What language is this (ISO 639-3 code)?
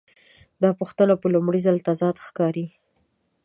pus